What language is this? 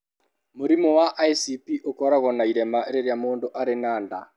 Kikuyu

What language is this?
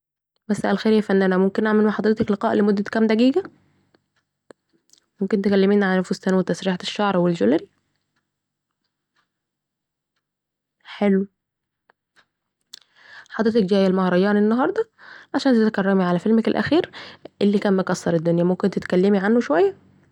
Saidi Arabic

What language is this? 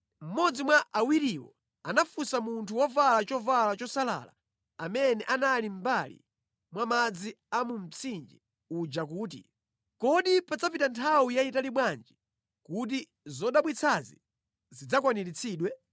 Nyanja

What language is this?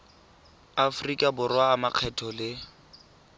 Tswana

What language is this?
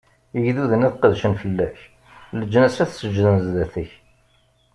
Kabyle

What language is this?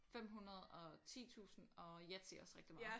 Danish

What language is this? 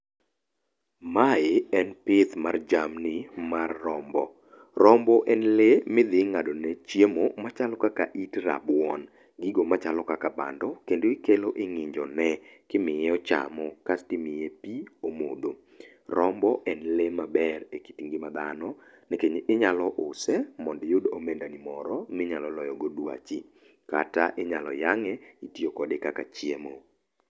Luo (Kenya and Tanzania)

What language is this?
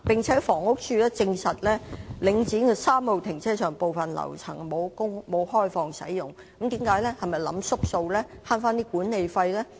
Cantonese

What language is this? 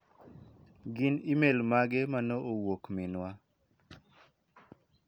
Luo (Kenya and Tanzania)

